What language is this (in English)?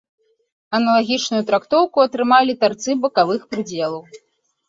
Belarusian